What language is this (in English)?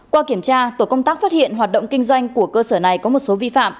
Vietnamese